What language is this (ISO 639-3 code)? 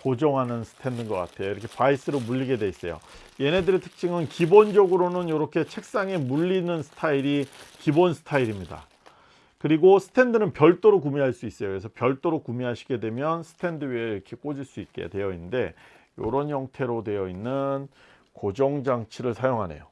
kor